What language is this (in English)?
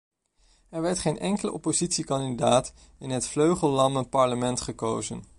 Dutch